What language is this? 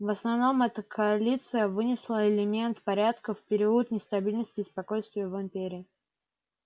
Russian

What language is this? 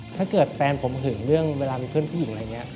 Thai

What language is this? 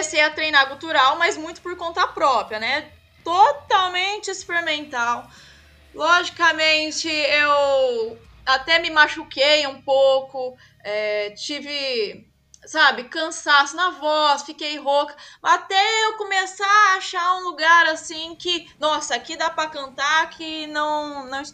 Portuguese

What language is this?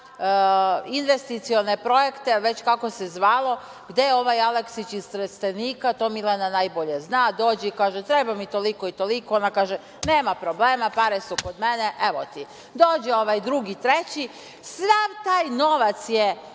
Serbian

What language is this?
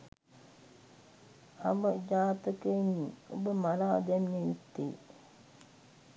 Sinhala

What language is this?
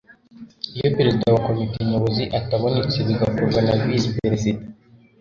Kinyarwanda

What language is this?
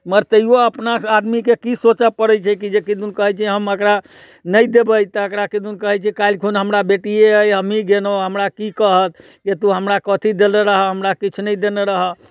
Maithili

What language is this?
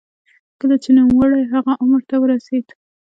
Pashto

